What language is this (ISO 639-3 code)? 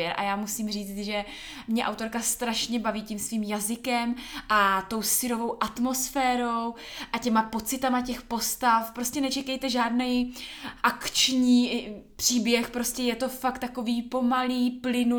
ces